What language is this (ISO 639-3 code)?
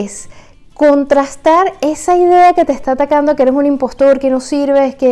spa